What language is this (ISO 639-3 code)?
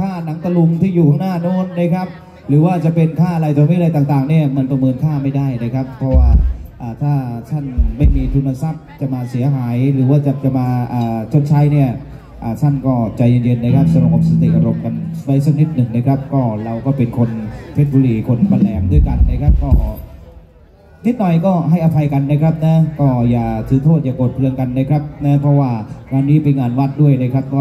tha